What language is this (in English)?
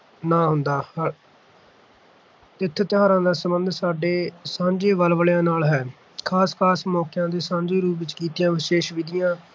Punjabi